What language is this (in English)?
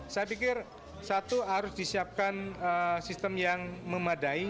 Indonesian